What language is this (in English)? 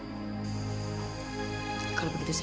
Indonesian